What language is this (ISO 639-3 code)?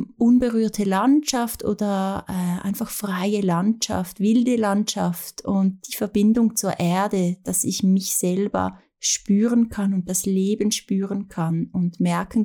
deu